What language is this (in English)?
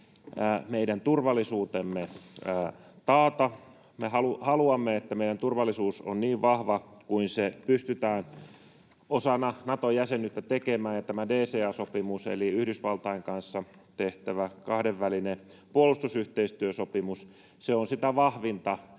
Finnish